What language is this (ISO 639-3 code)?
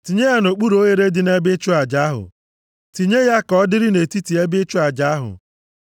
ibo